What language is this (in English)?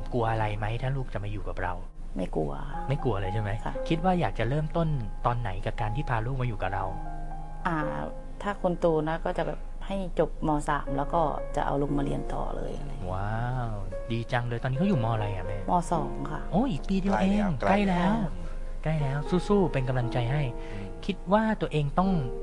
Thai